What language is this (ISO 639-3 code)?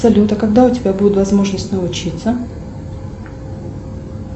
rus